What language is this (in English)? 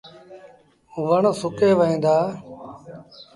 Sindhi Bhil